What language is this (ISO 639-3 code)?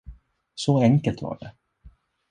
swe